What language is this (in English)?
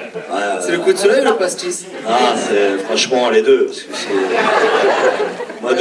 French